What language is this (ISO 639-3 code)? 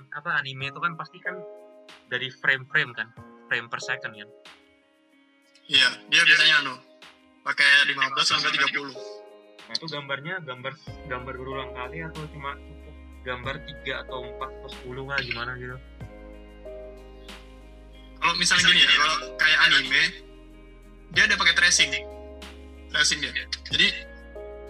ind